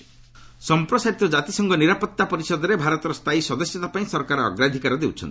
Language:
Odia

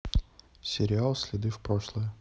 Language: Russian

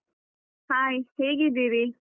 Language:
Kannada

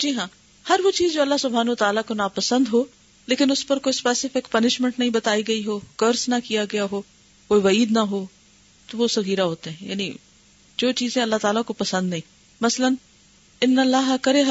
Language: Urdu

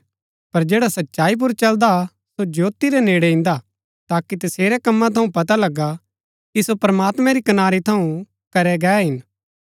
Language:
Gaddi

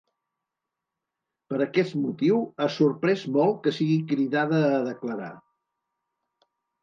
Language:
Catalan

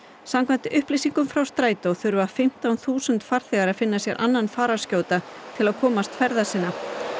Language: Icelandic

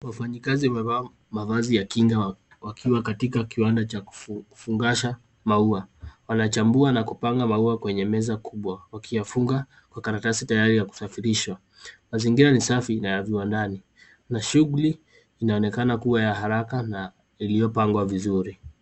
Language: Swahili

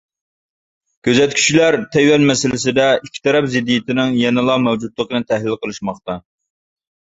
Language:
Uyghur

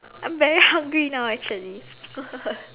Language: English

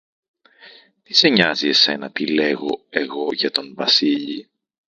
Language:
Greek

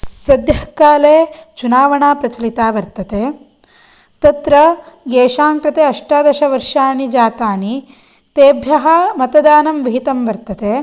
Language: Sanskrit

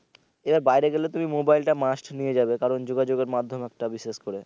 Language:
Bangla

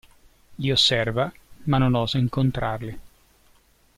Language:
Italian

